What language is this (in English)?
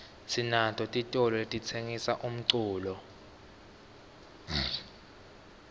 Swati